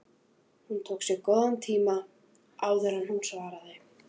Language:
Icelandic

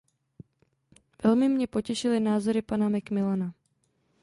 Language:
Czech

